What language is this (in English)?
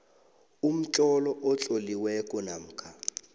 South Ndebele